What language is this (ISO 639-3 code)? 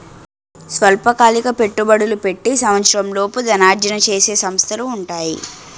tel